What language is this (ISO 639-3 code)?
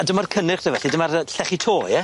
cym